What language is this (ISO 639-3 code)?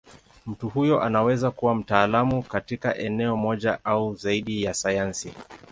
swa